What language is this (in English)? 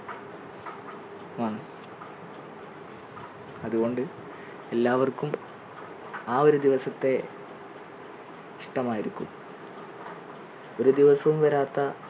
Malayalam